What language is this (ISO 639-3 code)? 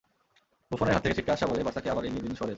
ben